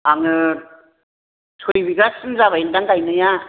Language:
Bodo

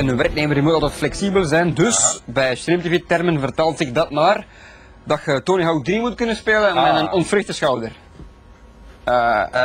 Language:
Dutch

